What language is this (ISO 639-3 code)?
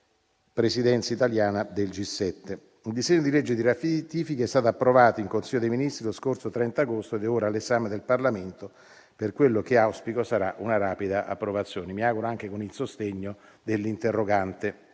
ita